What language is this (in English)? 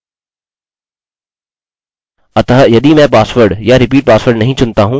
Hindi